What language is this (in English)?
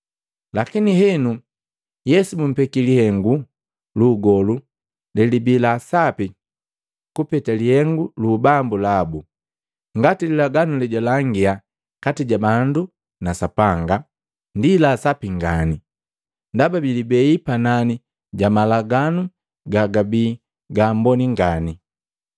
Matengo